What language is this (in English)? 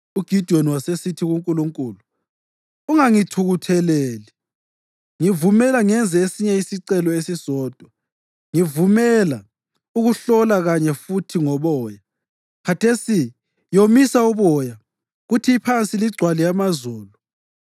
North Ndebele